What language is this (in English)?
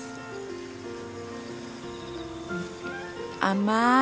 Japanese